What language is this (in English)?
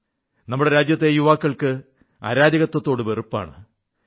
Malayalam